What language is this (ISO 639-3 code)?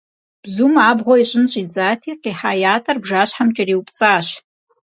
kbd